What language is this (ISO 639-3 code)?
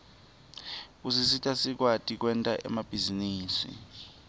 ssw